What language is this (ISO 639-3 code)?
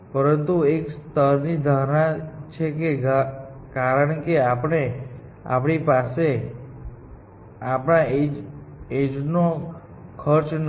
guj